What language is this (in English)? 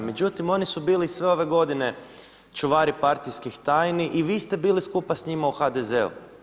Croatian